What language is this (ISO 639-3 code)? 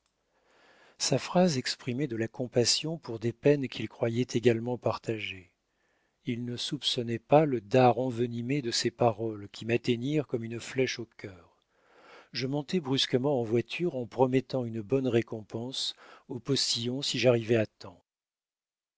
fra